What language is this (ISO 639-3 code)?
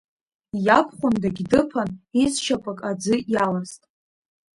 abk